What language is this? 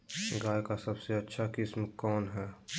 Magahi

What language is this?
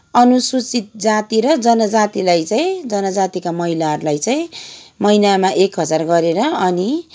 Nepali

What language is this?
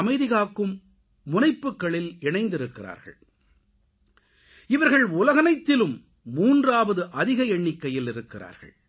Tamil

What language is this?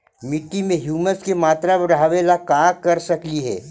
Magahi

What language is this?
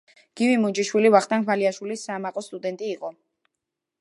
Georgian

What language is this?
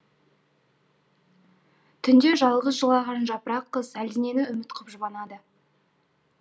Kazakh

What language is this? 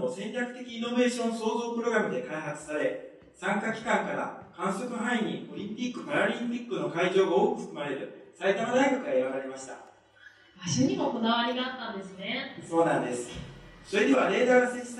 Japanese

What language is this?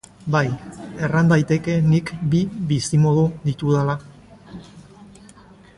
Basque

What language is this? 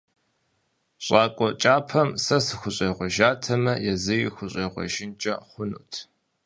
Kabardian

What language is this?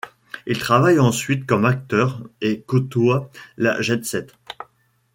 French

